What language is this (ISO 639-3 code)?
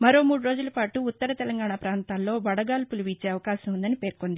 tel